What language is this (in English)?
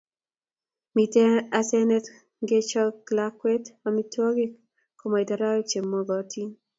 Kalenjin